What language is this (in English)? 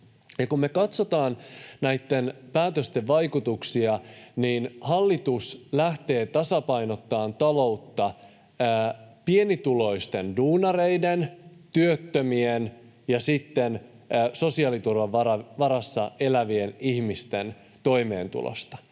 Finnish